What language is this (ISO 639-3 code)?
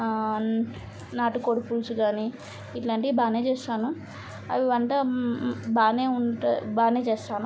tel